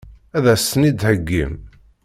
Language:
Kabyle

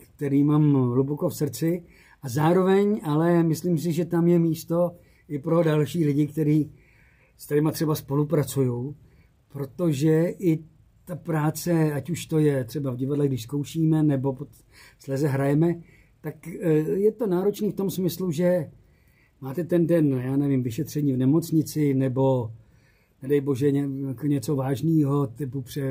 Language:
Czech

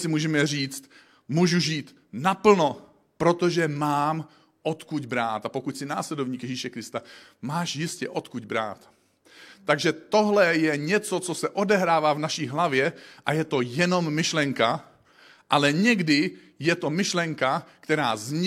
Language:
Czech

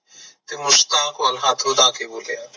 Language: Punjabi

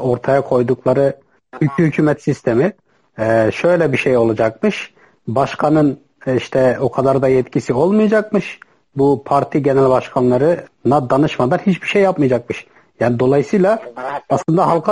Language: Turkish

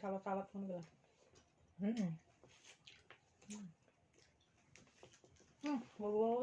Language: Indonesian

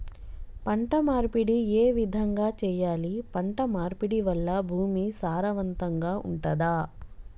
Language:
Telugu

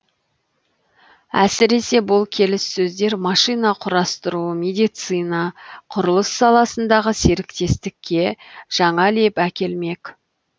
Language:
Kazakh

